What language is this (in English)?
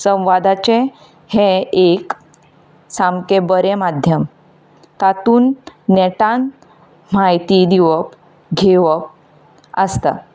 Konkani